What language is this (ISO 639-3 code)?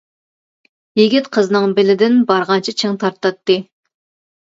uig